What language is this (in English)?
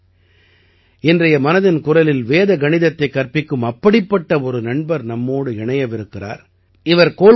Tamil